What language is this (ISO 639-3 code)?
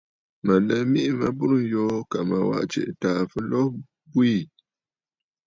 bfd